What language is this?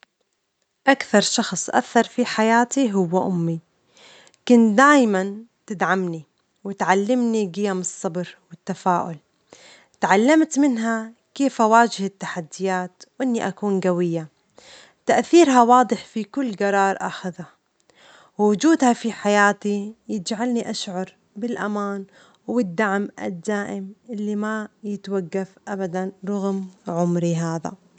Omani Arabic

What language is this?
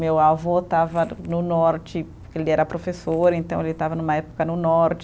Portuguese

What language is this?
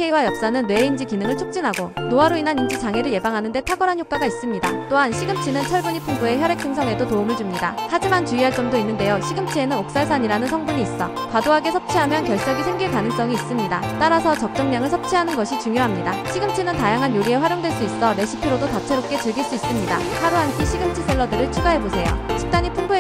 Korean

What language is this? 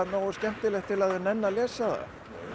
Icelandic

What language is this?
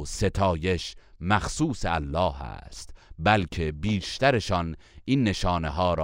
Persian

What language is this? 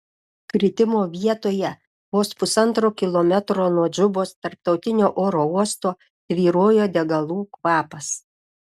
Lithuanian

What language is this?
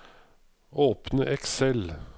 Norwegian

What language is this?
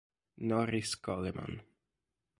Italian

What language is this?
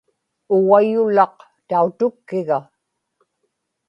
Inupiaq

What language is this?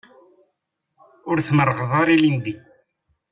Kabyle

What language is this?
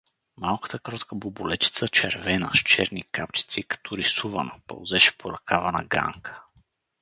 Bulgarian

